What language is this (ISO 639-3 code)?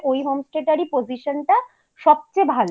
ben